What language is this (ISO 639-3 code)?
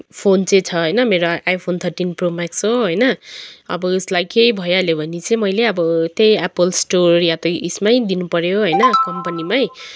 nep